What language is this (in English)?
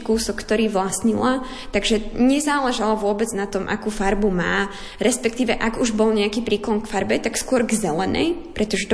Slovak